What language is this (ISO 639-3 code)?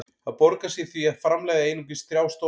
isl